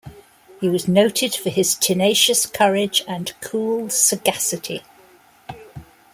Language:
English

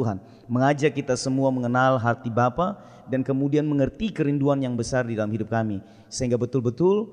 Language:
Indonesian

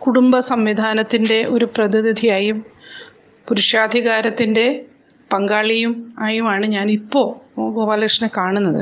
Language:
Malayalam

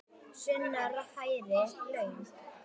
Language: Icelandic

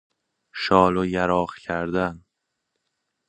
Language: Persian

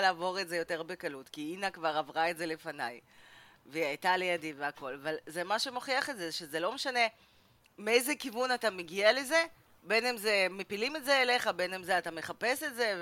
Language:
Hebrew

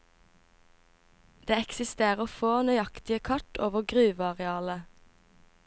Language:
Norwegian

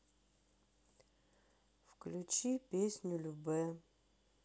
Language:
Russian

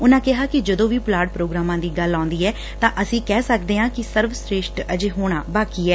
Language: Punjabi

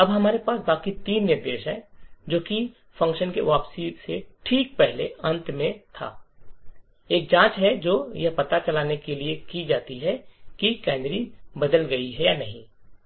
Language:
Hindi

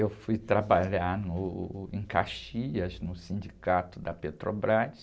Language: Portuguese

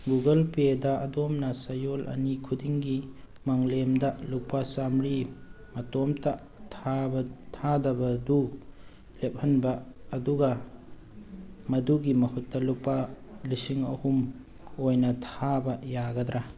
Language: Manipuri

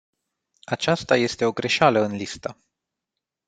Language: Romanian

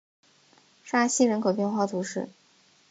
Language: Chinese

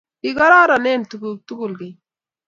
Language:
Kalenjin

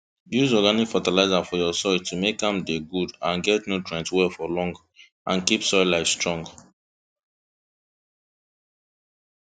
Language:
Nigerian Pidgin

